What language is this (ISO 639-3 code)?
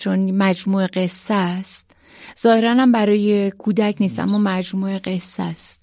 fas